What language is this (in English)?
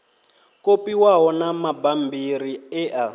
Venda